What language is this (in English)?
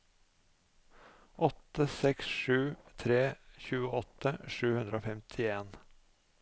Norwegian